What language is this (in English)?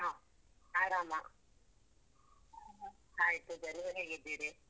Kannada